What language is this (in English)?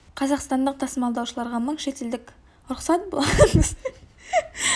Kazakh